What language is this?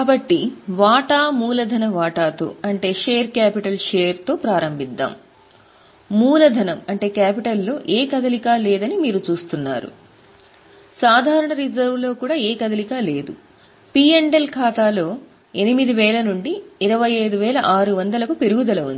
Telugu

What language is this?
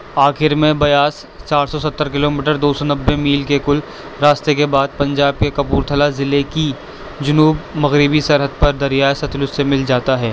Urdu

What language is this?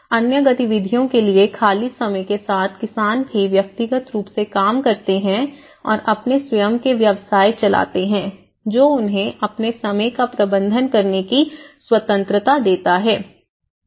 Hindi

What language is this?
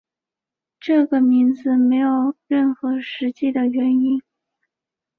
Chinese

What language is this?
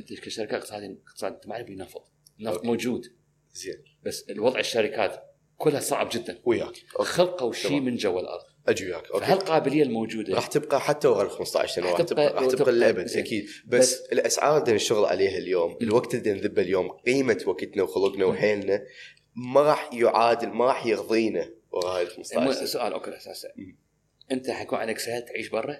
Arabic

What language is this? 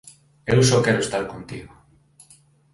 Galician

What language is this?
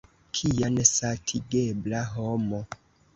Esperanto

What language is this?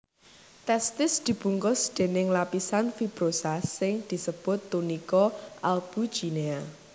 Javanese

